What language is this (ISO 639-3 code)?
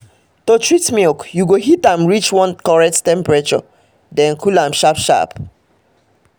pcm